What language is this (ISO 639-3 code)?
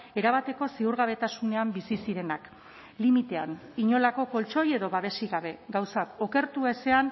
eus